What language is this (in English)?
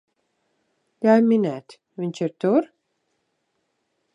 Latvian